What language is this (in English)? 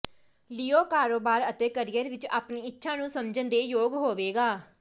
Punjabi